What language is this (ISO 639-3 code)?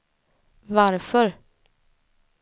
swe